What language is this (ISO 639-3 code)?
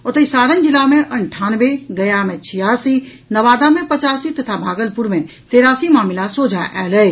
mai